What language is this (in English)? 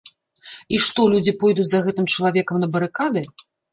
Belarusian